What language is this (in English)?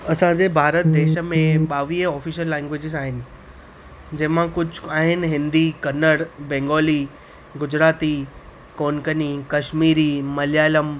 Sindhi